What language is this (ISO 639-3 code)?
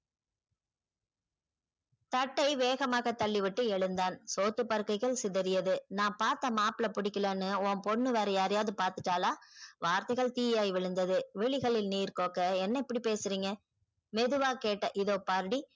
tam